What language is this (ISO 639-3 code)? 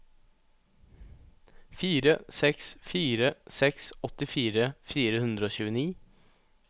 nor